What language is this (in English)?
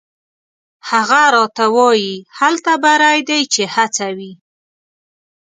Pashto